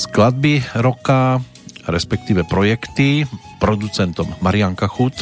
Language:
Slovak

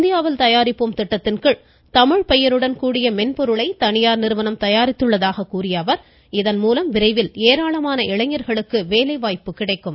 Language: Tamil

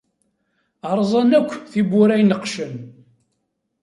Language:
Kabyle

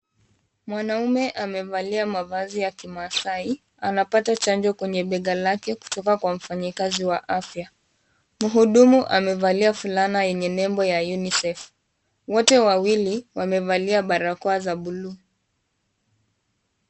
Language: Swahili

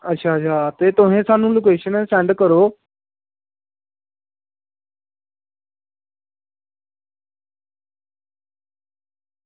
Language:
Dogri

